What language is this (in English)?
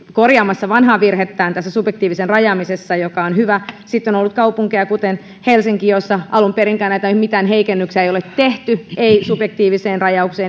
Finnish